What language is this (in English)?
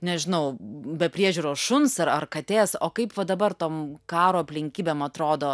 Lithuanian